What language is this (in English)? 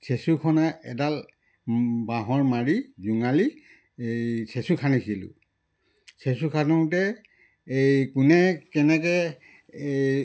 Assamese